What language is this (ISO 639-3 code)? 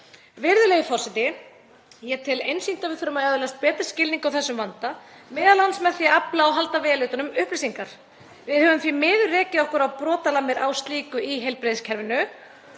isl